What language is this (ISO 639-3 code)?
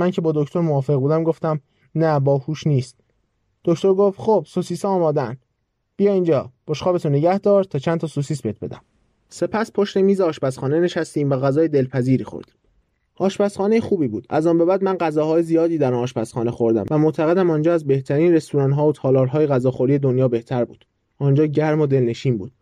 fas